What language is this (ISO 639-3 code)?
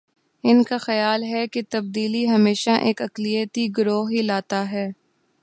urd